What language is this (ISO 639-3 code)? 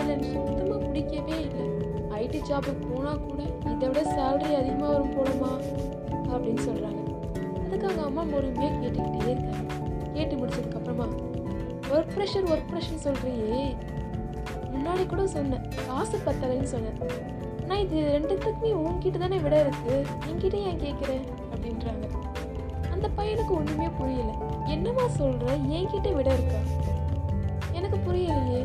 tam